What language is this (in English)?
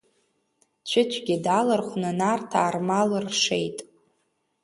Abkhazian